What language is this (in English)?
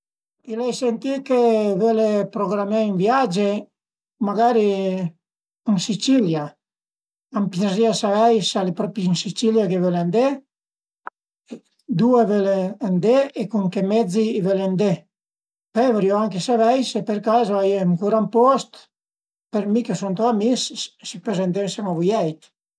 Piedmontese